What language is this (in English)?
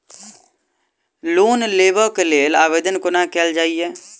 Maithili